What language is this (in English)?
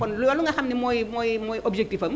Wolof